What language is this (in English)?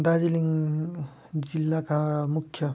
Nepali